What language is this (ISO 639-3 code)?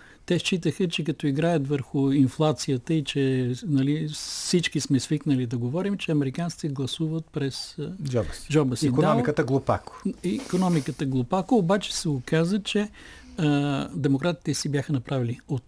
bul